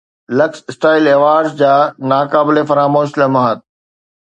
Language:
Sindhi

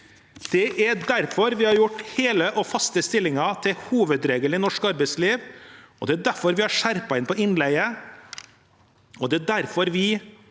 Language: Norwegian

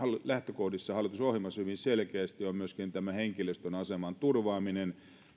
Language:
Finnish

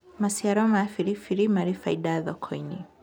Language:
Kikuyu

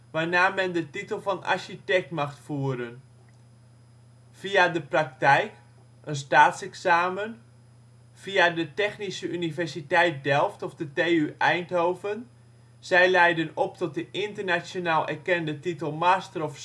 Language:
Dutch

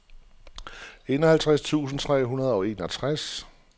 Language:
Danish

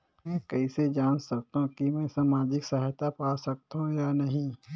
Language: Chhattisgarhi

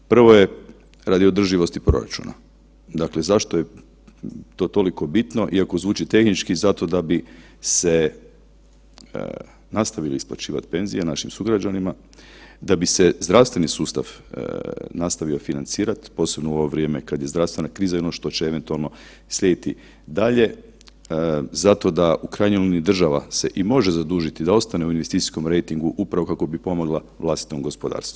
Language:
Croatian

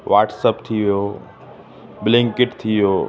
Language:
Sindhi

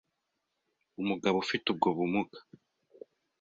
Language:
Kinyarwanda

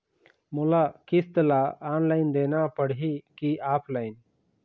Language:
Chhattisgarhi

